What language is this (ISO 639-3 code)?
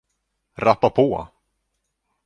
swe